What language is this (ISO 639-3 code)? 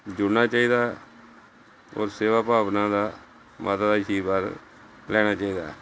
pan